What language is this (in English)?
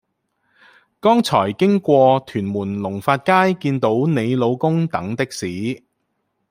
Cantonese